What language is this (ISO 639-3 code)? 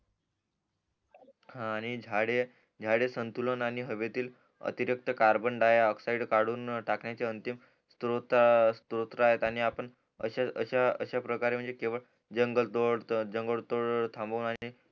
mar